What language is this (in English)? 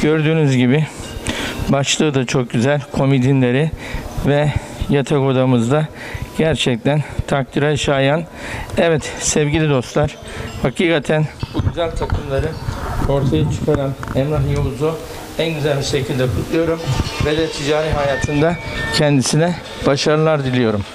Turkish